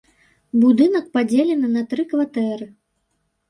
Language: Belarusian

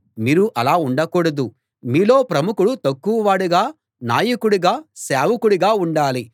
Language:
Telugu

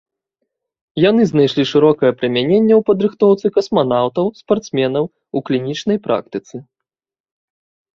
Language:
Belarusian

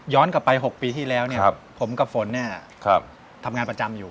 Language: Thai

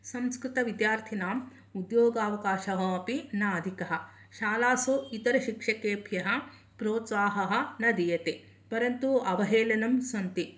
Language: Sanskrit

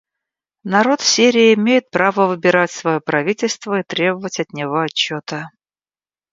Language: Russian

